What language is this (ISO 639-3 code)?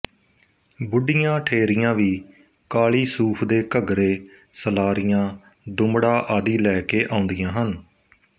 pan